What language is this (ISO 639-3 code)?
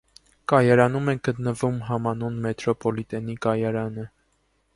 hye